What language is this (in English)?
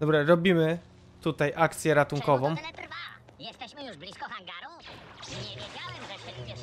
Polish